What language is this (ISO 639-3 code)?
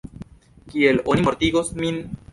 epo